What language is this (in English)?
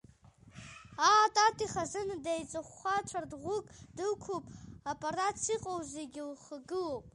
Abkhazian